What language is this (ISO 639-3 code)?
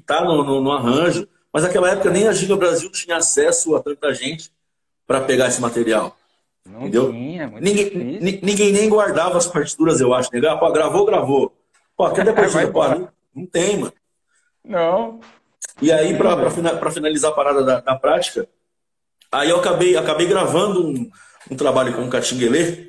por